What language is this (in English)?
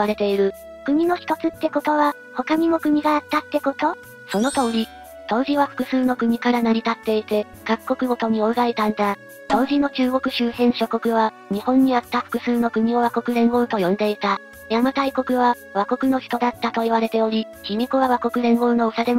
Japanese